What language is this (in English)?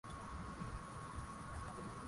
Swahili